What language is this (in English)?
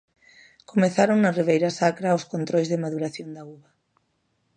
Galician